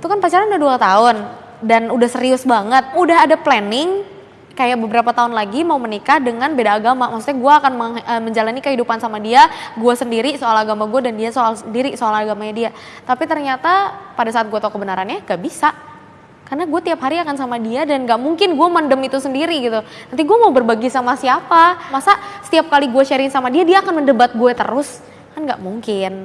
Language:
Indonesian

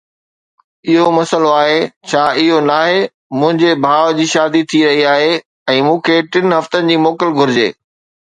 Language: Sindhi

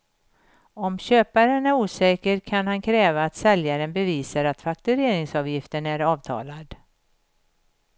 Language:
Swedish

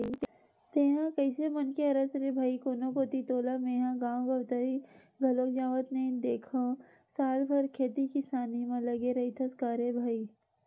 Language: Chhattisgarhi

